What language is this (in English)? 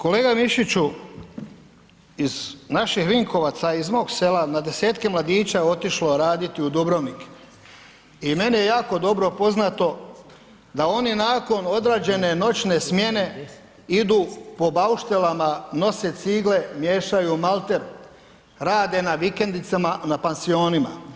Croatian